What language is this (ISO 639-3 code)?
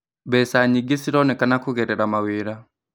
kik